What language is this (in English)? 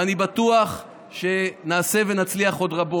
Hebrew